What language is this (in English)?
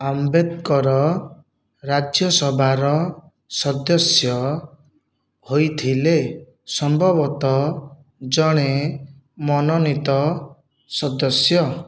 Odia